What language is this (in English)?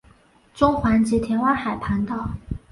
Chinese